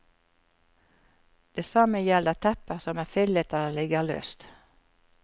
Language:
Norwegian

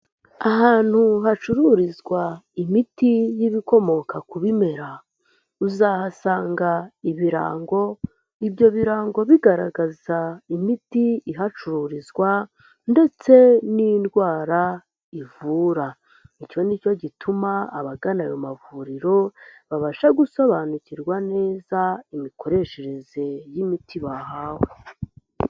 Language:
Kinyarwanda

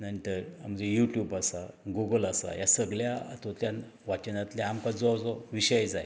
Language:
Konkani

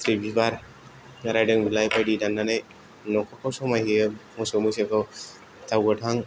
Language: Bodo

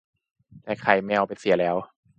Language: Thai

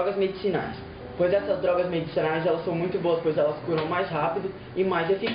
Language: Portuguese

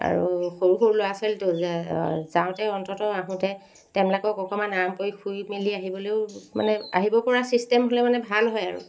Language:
Assamese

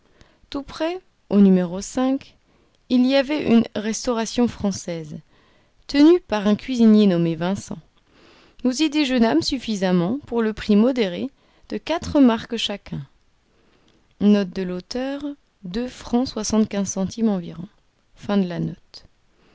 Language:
French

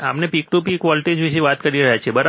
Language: Gujarati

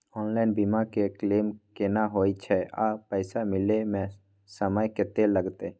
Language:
Maithili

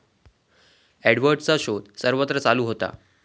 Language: Marathi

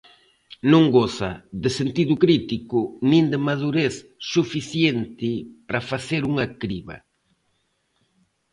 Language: Galician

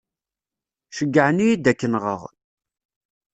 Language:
Kabyle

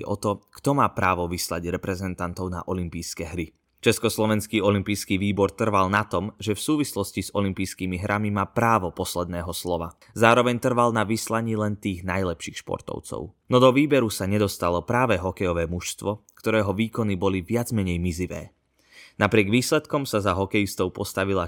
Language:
Slovak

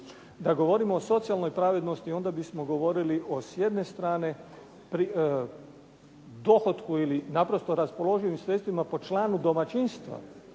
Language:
Croatian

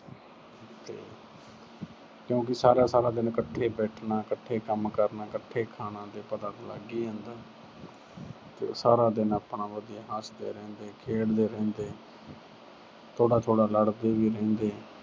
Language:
Punjabi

